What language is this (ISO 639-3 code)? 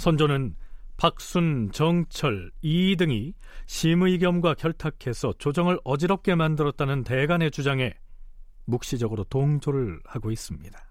kor